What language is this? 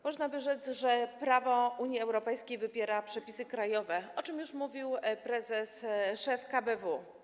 Polish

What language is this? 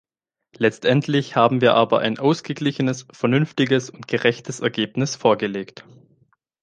German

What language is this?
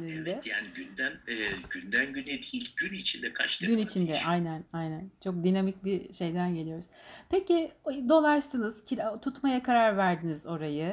Turkish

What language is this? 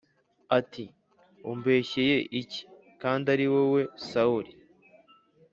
Kinyarwanda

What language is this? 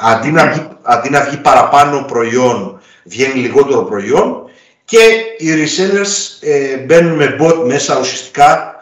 Greek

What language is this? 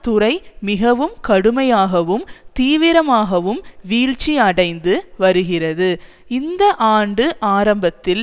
Tamil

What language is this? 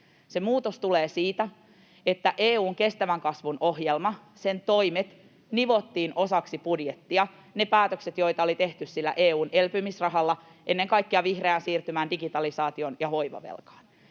Finnish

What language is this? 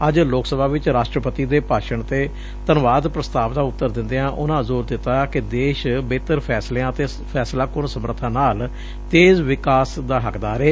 Punjabi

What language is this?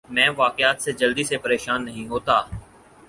Urdu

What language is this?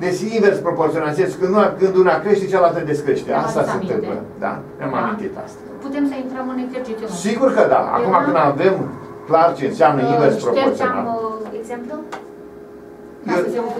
Romanian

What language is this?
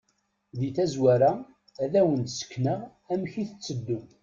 Kabyle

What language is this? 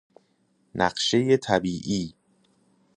Persian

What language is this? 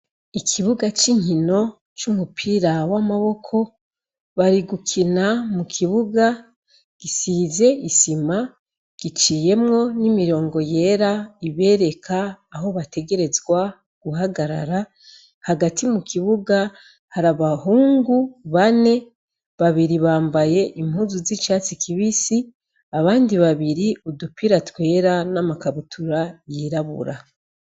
Rundi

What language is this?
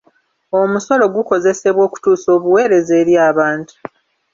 Ganda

